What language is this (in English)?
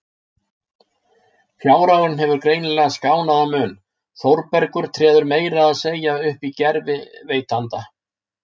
Icelandic